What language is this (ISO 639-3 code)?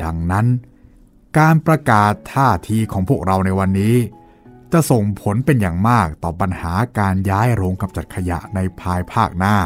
tha